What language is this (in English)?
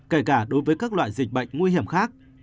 Vietnamese